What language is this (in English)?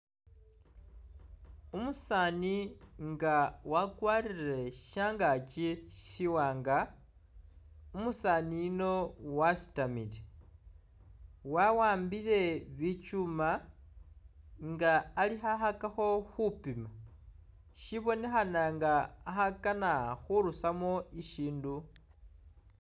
Masaaba